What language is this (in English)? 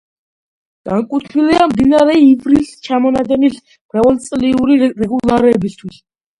Georgian